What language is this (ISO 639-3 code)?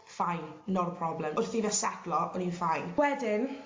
cym